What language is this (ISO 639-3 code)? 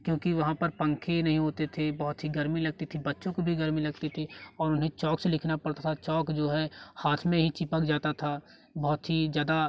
hin